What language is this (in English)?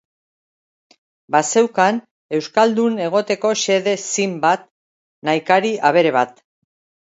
Basque